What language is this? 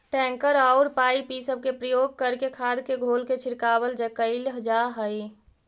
Magahi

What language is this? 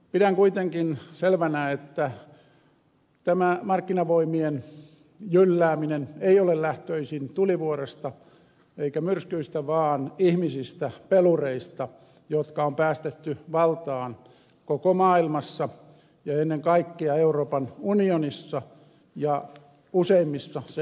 Finnish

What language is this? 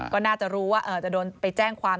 Thai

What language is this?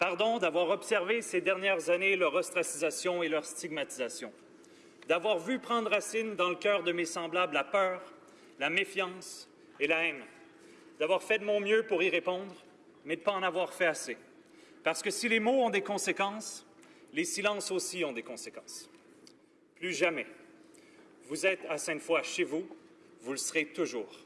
French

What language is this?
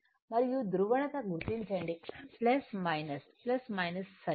Telugu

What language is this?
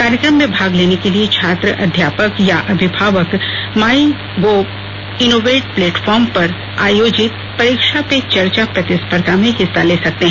Hindi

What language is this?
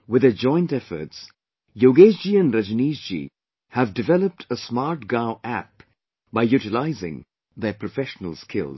English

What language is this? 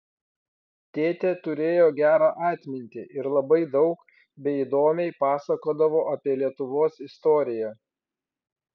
Lithuanian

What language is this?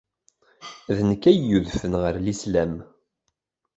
Kabyle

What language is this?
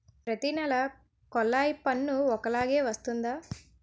Telugu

